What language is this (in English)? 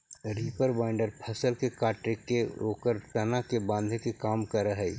Magahi